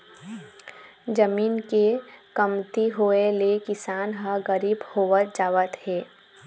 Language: Chhattisgarhi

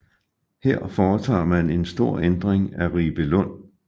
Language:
Danish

